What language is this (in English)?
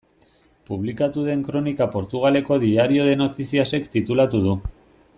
Basque